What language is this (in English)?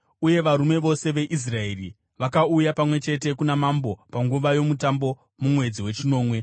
Shona